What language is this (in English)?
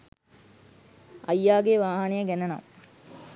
Sinhala